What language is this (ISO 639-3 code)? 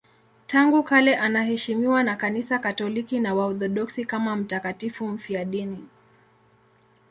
swa